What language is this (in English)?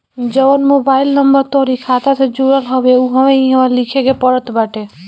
Bhojpuri